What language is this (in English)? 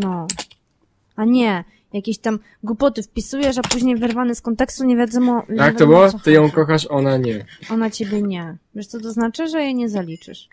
Polish